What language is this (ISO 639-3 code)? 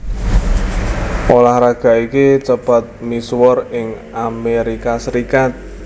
jav